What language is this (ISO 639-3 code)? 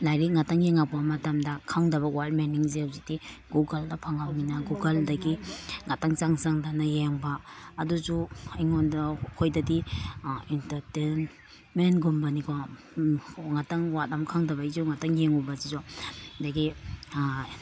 mni